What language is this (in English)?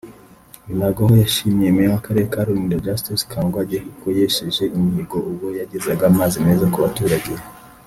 Kinyarwanda